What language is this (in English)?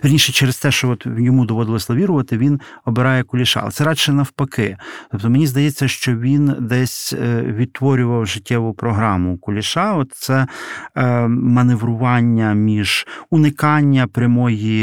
Ukrainian